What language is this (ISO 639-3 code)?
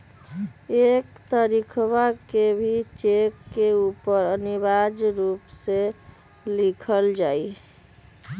mag